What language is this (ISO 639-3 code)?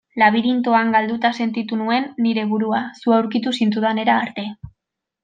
eus